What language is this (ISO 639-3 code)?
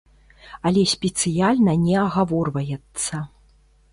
bel